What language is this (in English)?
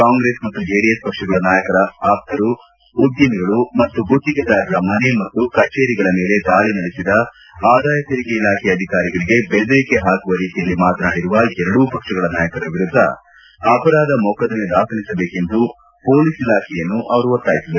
Kannada